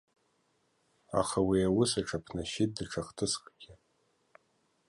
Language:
Abkhazian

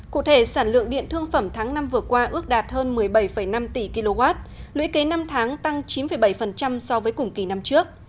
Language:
Vietnamese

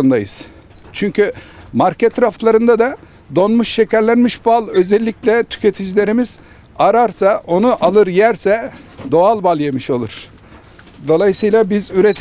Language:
Turkish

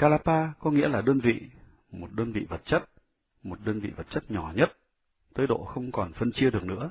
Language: Vietnamese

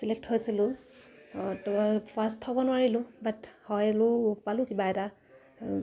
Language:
Assamese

